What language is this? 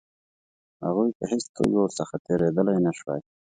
Pashto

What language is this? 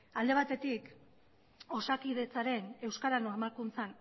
Basque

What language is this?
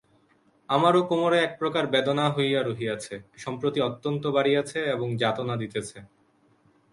Bangla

